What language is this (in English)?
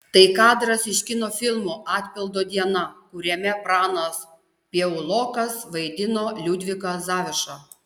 Lithuanian